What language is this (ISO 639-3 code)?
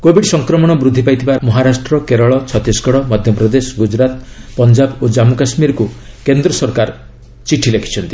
ori